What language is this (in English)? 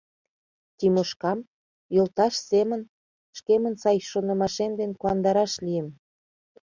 Mari